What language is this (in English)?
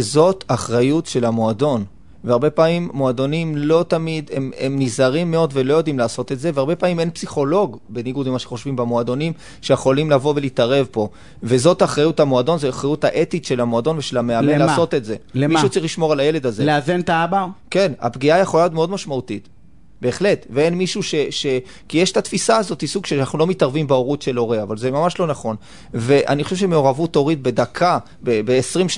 Hebrew